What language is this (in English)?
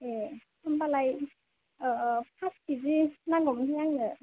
Bodo